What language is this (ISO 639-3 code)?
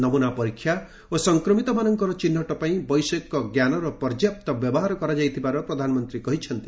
ori